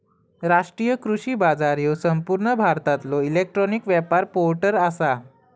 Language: Marathi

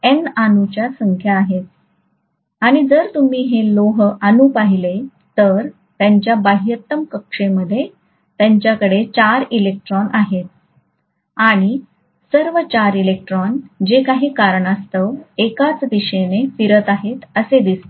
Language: Marathi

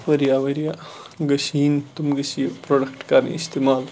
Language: Kashmiri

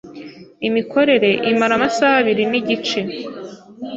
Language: Kinyarwanda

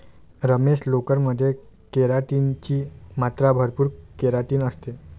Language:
Marathi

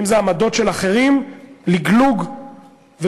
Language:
Hebrew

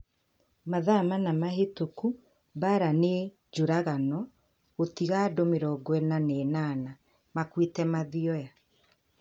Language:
Kikuyu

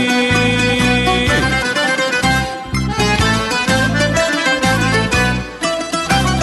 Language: Greek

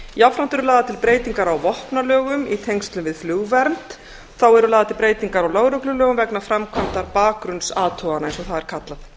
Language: Icelandic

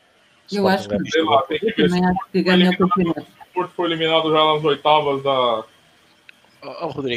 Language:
Portuguese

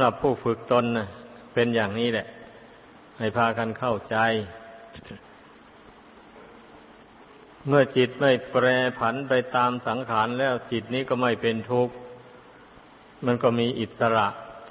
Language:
Thai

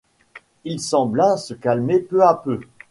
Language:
French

